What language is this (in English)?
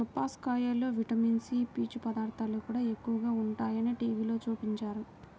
Telugu